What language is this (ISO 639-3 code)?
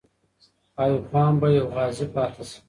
pus